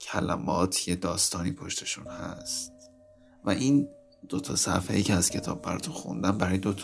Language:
Persian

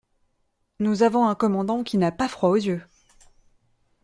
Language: French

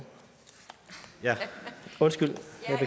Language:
Danish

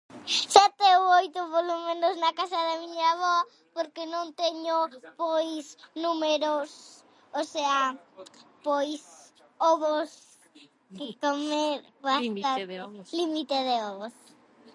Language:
Galician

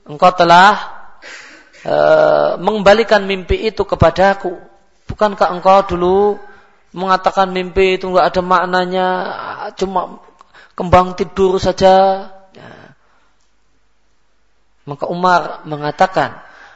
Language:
Malay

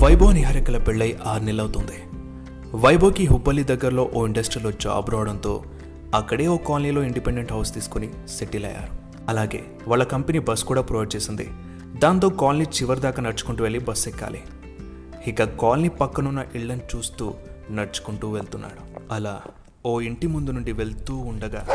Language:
Telugu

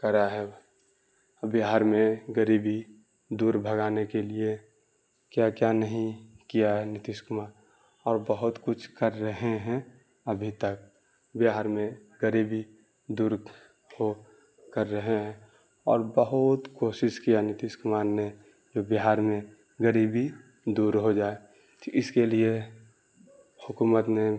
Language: Urdu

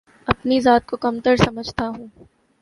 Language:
Urdu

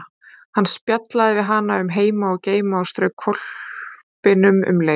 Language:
Icelandic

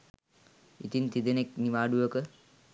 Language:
Sinhala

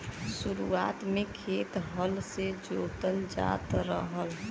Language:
Bhojpuri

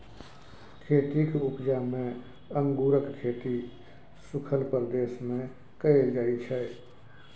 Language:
Maithili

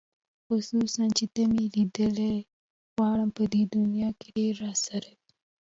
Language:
Pashto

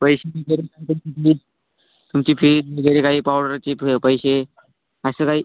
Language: Marathi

